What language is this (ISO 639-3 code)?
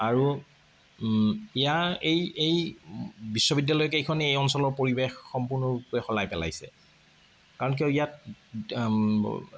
asm